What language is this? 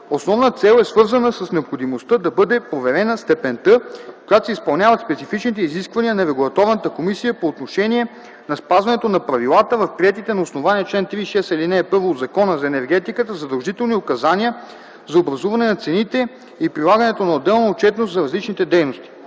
Bulgarian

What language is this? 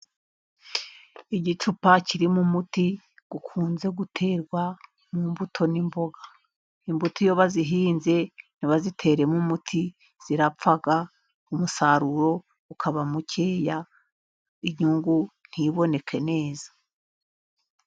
Kinyarwanda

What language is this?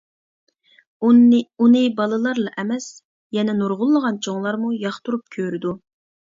Uyghur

